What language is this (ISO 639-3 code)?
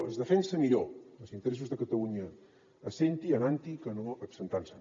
cat